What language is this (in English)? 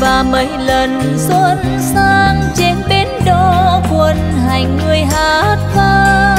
Vietnamese